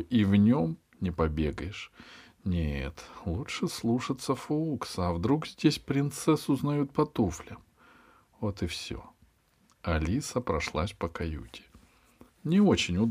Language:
Russian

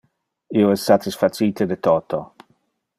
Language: Interlingua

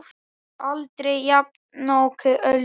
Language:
Icelandic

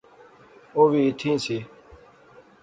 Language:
Pahari-Potwari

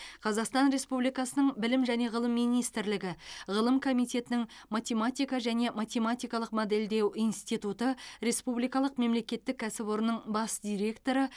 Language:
Kazakh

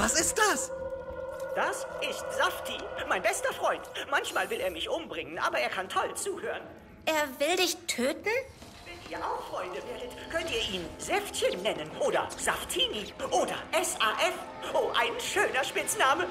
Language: German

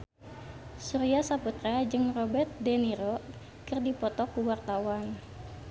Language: Sundanese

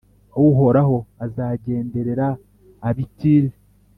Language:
Kinyarwanda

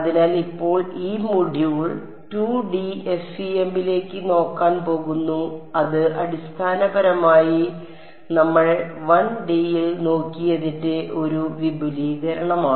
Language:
Malayalam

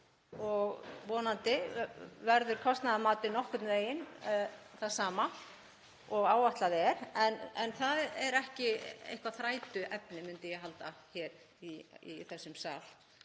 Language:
Icelandic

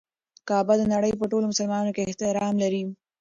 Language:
Pashto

